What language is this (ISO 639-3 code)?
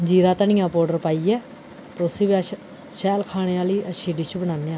doi